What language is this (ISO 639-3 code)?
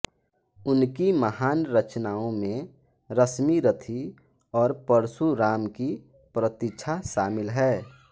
hin